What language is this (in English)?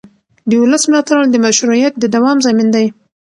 Pashto